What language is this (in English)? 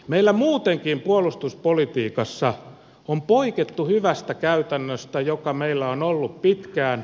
Finnish